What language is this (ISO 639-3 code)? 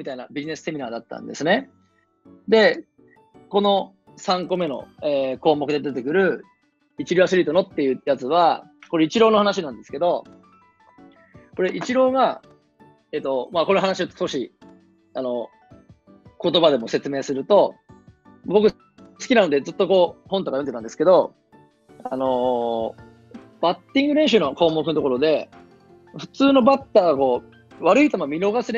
jpn